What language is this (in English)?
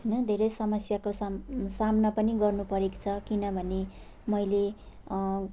Nepali